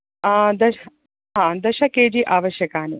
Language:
Sanskrit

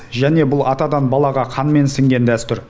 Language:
Kazakh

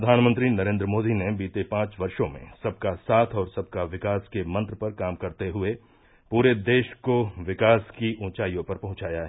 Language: Hindi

